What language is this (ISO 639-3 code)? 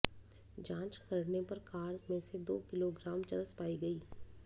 hin